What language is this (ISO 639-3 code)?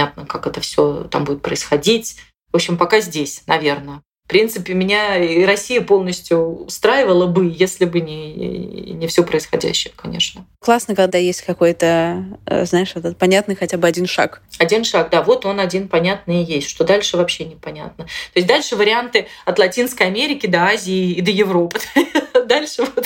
rus